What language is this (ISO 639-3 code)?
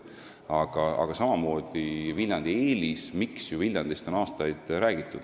est